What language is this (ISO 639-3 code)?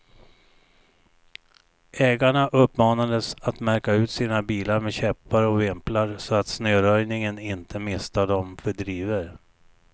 swe